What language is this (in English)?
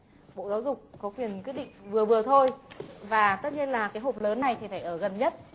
Vietnamese